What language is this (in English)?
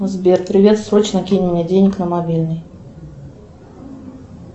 Russian